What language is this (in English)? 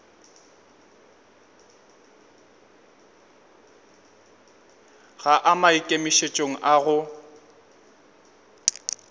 Northern Sotho